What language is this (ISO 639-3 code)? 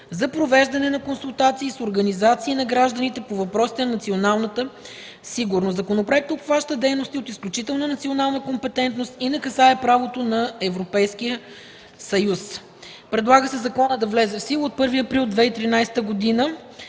bul